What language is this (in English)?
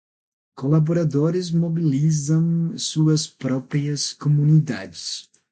Portuguese